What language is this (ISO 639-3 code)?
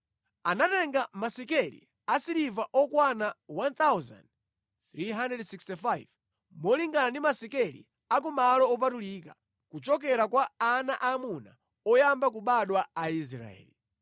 nya